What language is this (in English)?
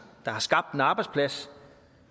Danish